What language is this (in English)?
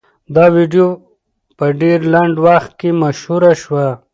Pashto